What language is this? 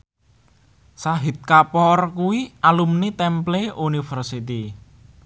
Javanese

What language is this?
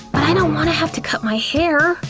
English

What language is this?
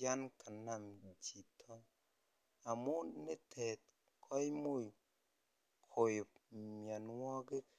Kalenjin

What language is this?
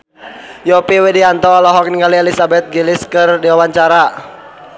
Sundanese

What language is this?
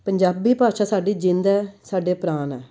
Punjabi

